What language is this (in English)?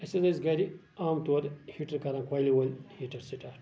Kashmiri